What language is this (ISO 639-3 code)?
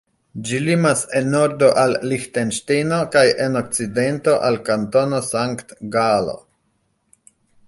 epo